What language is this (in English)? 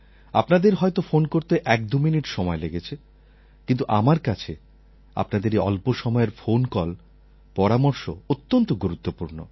Bangla